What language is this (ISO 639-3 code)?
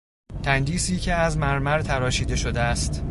fas